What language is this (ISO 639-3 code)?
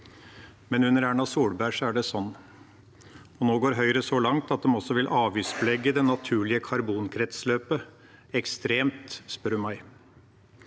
nor